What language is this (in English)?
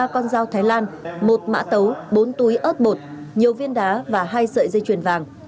Vietnamese